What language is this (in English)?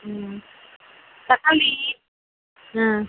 Tamil